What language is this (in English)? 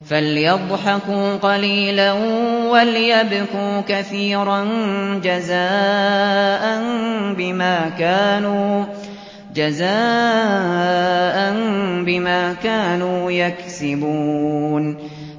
Arabic